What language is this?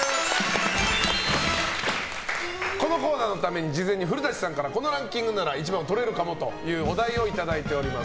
Japanese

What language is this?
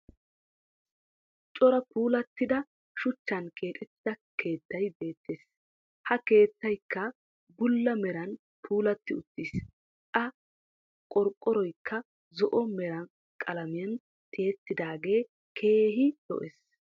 Wolaytta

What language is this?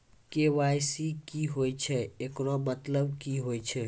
Maithili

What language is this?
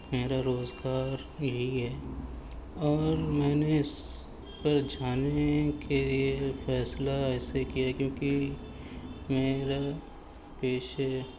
Urdu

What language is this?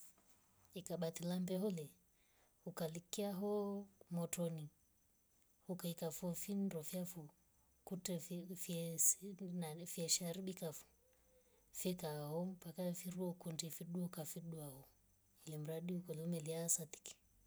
Rombo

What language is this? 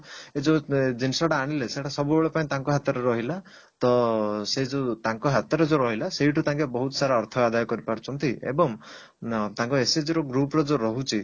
Odia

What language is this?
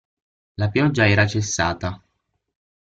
Italian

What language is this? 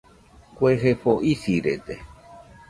Nüpode Huitoto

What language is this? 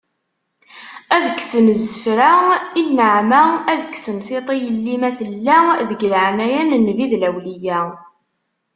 Kabyle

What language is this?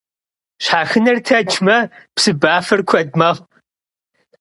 Kabardian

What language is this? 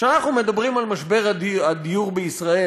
Hebrew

